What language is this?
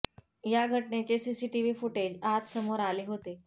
Marathi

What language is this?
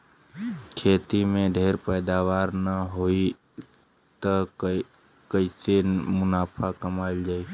Bhojpuri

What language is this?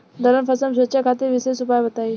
Bhojpuri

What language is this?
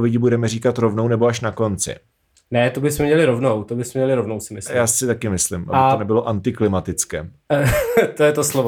Czech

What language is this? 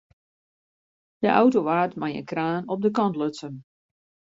Western Frisian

